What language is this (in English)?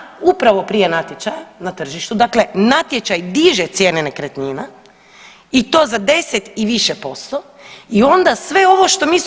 Croatian